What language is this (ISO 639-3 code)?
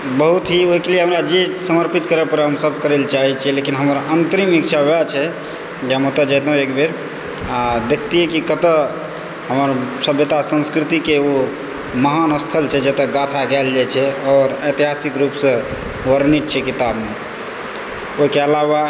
mai